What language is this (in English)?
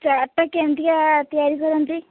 Odia